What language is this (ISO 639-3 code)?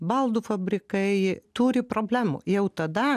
lit